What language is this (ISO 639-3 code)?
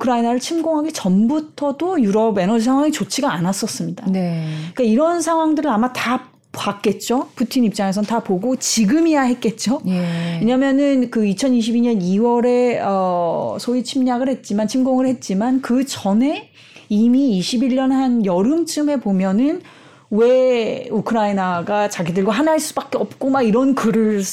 kor